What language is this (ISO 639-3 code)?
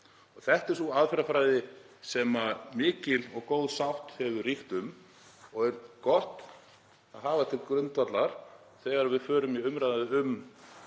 isl